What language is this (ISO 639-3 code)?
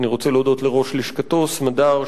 heb